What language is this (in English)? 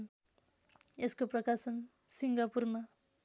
Nepali